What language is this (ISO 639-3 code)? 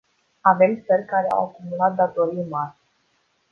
ron